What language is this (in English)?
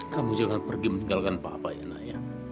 Indonesian